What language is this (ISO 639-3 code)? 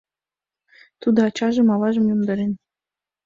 chm